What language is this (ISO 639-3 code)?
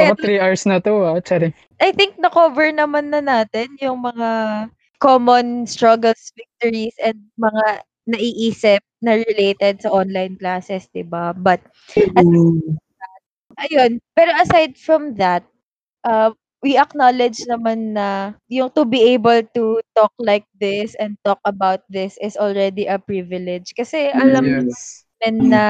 fil